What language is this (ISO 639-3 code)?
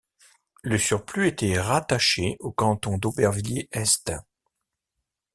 fra